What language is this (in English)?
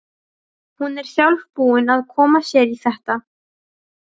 Icelandic